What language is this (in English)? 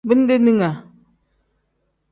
Tem